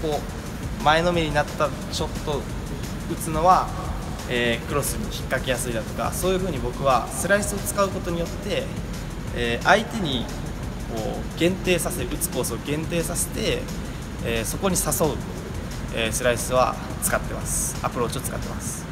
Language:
Japanese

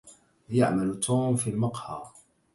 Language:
Arabic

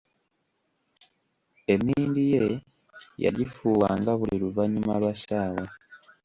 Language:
Ganda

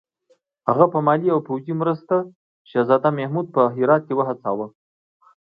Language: Pashto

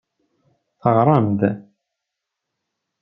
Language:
Kabyle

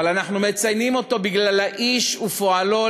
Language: Hebrew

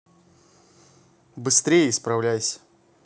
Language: Russian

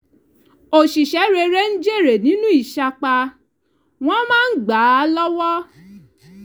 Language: Yoruba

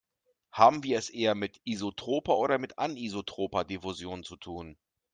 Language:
German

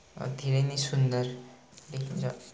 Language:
Nepali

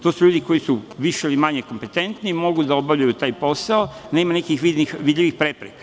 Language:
Serbian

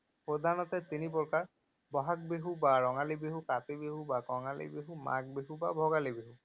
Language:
Assamese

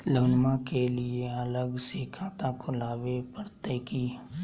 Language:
Magahi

